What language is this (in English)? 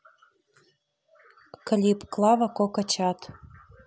Russian